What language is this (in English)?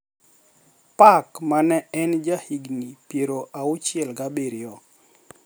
Luo (Kenya and Tanzania)